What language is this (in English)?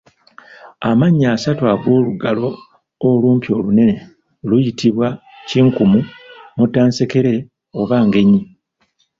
Ganda